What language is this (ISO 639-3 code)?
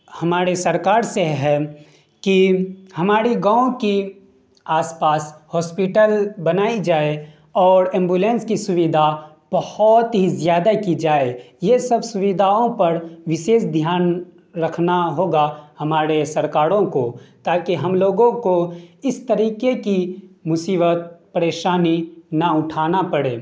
urd